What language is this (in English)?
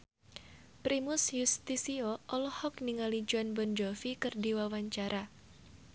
Sundanese